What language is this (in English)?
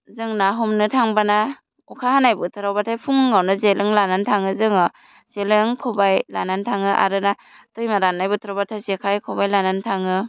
Bodo